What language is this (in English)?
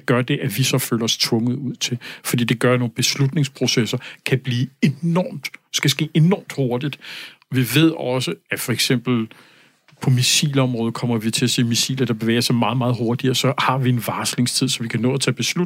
Danish